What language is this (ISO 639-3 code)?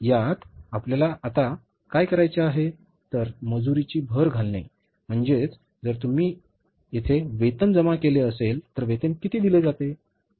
mar